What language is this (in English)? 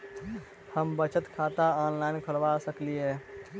Maithili